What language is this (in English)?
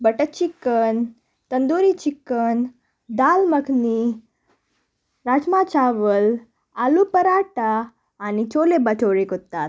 Konkani